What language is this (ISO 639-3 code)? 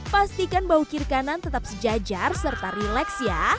ind